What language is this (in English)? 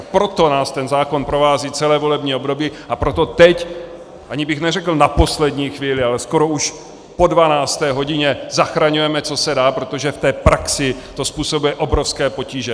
Czech